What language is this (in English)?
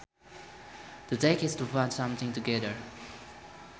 Sundanese